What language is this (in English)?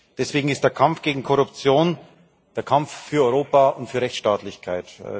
German